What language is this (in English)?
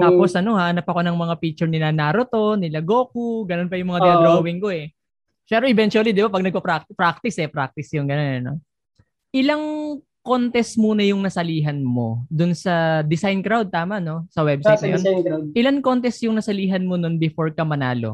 Filipino